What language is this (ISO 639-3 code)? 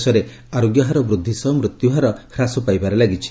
ori